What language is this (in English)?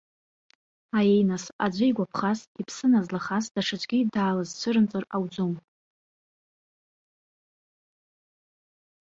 Abkhazian